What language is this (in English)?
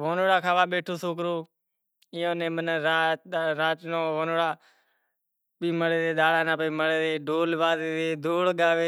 Kachi Koli